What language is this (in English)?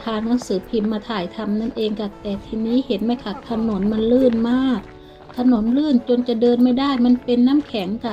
Thai